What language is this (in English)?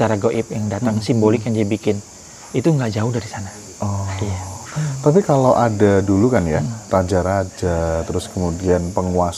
Indonesian